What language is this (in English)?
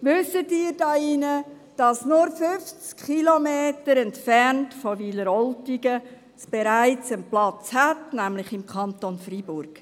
Swiss German